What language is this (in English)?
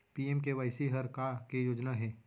Chhattisgarhi